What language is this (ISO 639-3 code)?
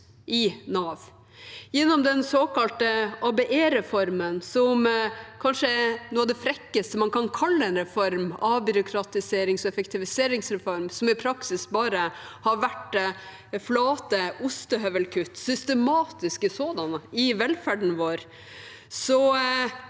nor